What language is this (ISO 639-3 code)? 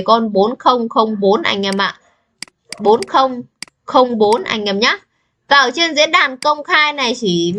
vie